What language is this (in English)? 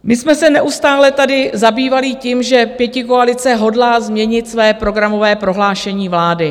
Czech